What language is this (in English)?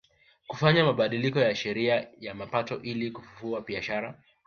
Swahili